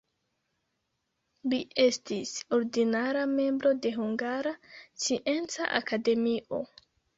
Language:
Esperanto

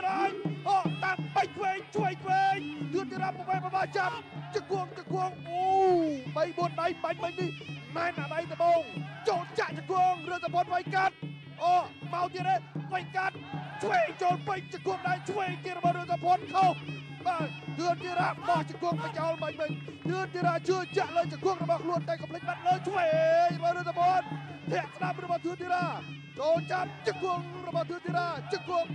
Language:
Thai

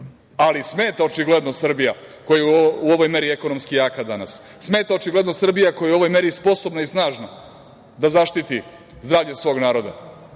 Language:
Serbian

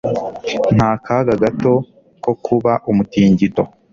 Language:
Kinyarwanda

